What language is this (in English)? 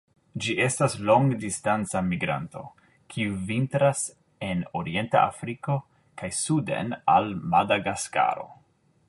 Esperanto